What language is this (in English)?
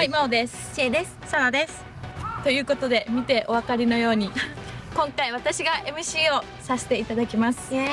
Japanese